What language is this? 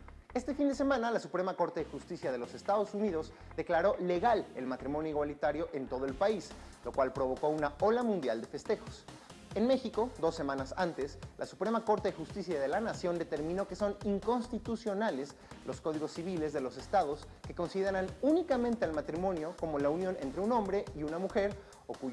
Spanish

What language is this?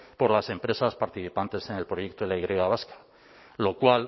Spanish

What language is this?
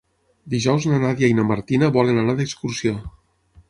Catalan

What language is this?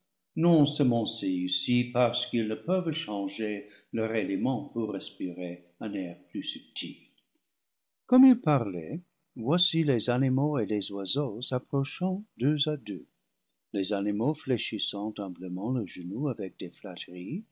French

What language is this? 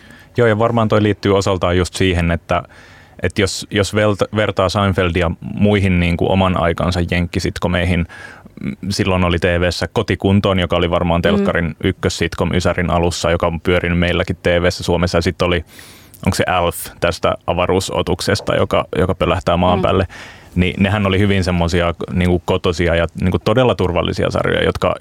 Finnish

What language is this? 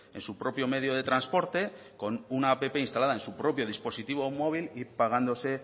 Spanish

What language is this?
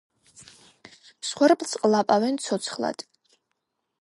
Georgian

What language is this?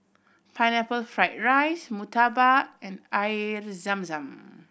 English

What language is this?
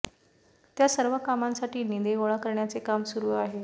Marathi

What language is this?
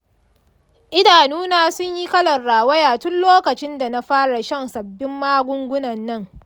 Hausa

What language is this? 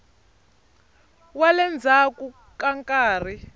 Tsonga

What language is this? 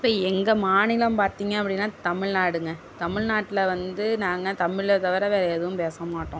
Tamil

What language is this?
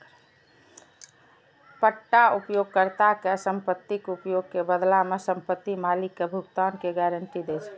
Maithili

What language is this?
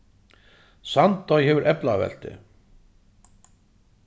Faroese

